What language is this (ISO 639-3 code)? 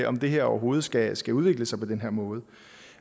dan